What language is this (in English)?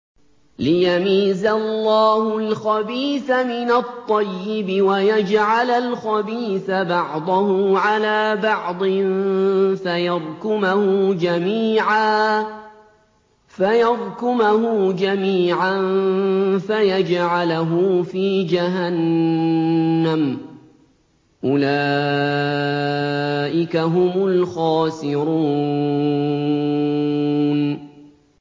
Arabic